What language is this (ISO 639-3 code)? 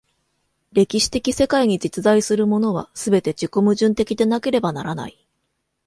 jpn